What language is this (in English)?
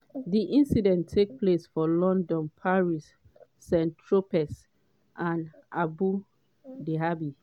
Nigerian Pidgin